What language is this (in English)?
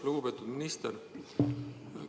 Estonian